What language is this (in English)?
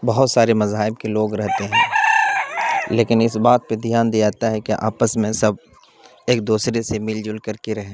Urdu